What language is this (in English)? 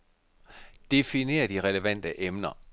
Danish